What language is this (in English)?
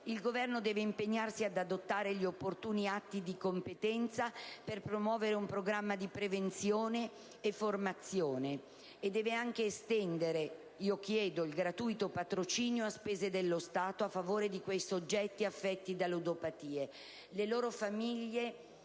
Italian